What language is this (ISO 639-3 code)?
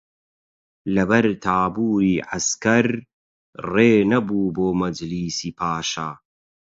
ckb